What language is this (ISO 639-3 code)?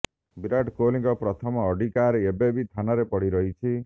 ori